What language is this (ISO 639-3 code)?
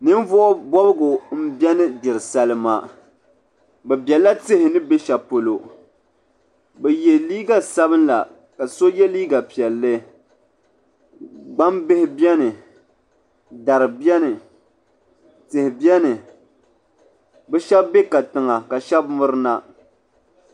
dag